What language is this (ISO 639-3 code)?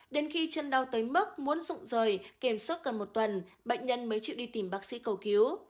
vie